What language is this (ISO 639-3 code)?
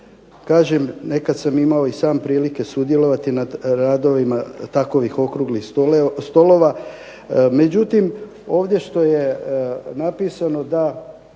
hrv